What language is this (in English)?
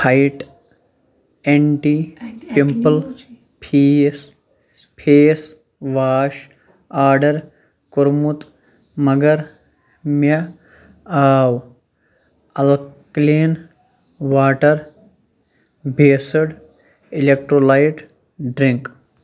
Kashmiri